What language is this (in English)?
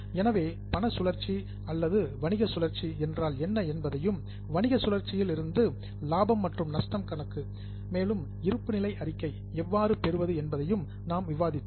Tamil